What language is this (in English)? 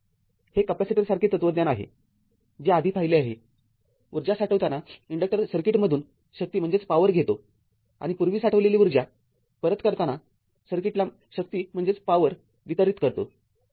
Marathi